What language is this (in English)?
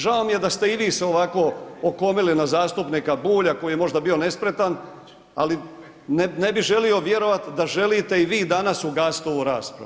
Croatian